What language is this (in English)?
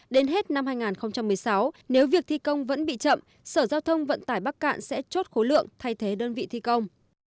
Vietnamese